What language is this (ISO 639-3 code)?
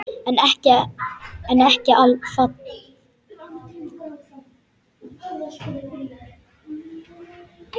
isl